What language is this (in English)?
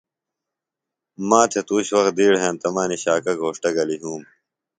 Phalura